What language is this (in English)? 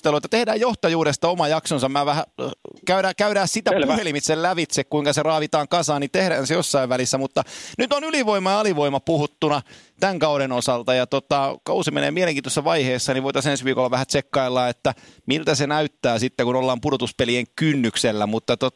Finnish